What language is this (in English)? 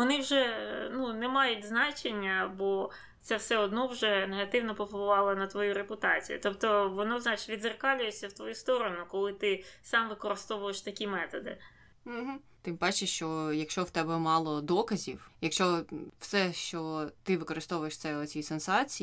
Ukrainian